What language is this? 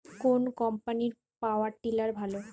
Bangla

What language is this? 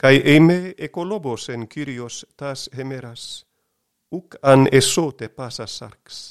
Greek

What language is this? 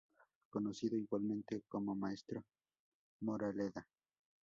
Spanish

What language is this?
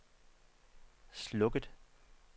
Danish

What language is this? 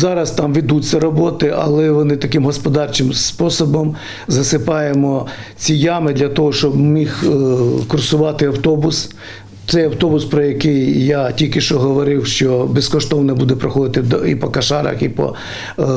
Ukrainian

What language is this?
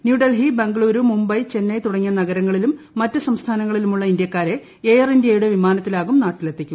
Malayalam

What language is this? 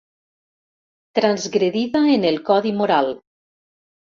Catalan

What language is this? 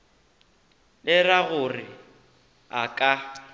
Northern Sotho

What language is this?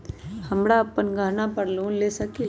Magahi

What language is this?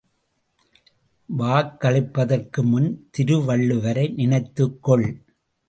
Tamil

